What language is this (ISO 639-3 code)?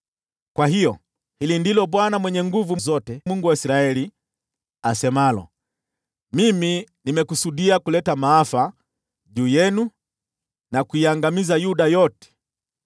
swa